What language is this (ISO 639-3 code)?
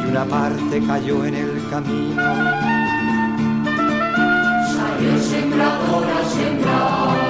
spa